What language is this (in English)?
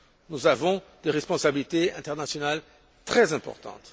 French